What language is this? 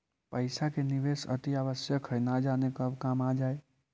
Magahi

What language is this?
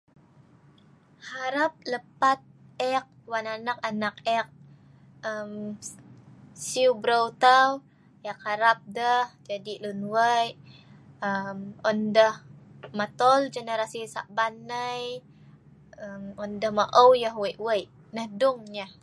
Sa'ban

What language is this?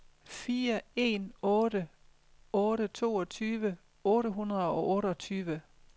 Danish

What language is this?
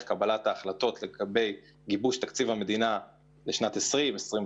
Hebrew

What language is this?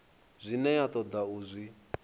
Venda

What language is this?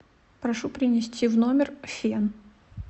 Russian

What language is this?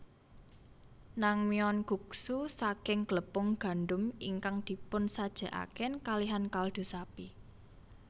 Javanese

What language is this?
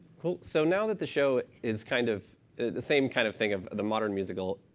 English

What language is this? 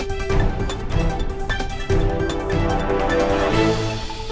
Vietnamese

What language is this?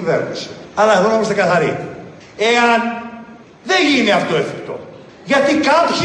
Greek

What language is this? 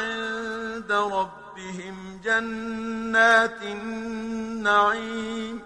Arabic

